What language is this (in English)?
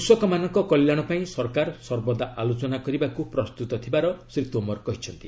Odia